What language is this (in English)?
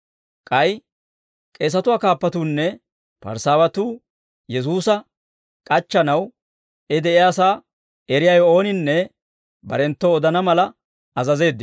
Dawro